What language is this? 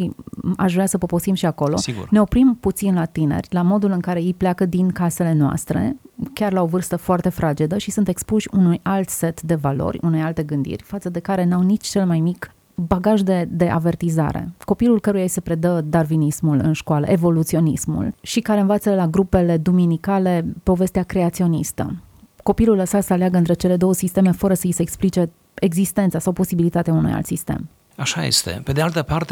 Romanian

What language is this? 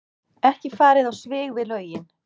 Icelandic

